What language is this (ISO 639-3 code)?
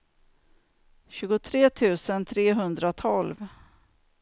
swe